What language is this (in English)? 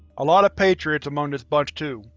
English